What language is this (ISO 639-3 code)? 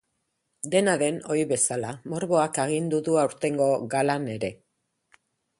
eus